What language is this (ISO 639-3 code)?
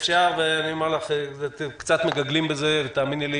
heb